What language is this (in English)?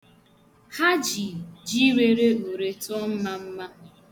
Igbo